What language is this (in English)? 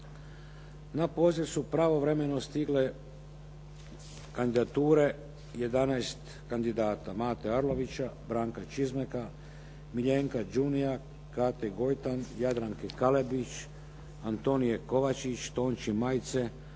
Croatian